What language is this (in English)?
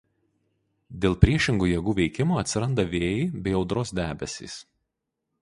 Lithuanian